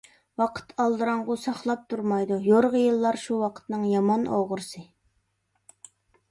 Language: Uyghur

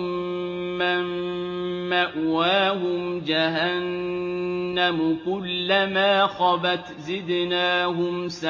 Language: Arabic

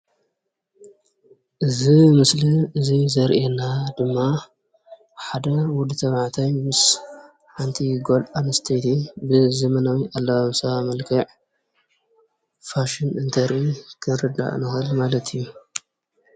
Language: Tigrinya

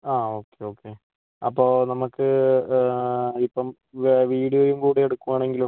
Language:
Malayalam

